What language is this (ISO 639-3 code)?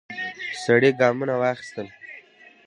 pus